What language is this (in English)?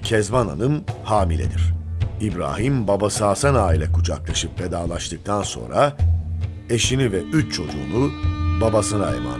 Turkish